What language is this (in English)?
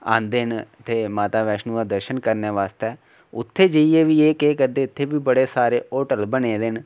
Dogri